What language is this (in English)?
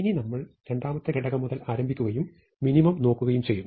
Malayalam